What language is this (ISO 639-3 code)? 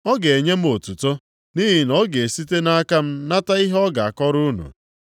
ibo